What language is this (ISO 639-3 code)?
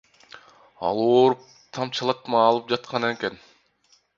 kir